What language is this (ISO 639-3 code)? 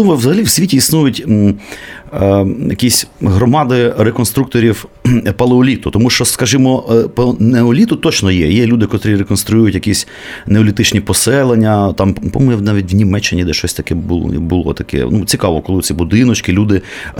ukr